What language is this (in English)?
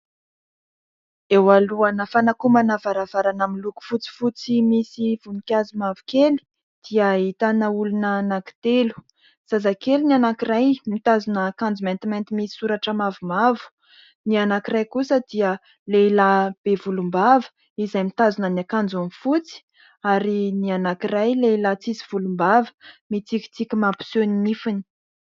Malagasy